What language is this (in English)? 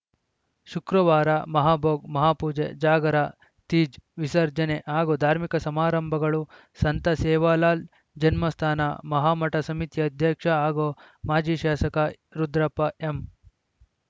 Kannada